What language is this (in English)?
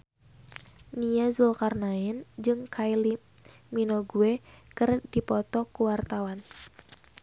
Sundanese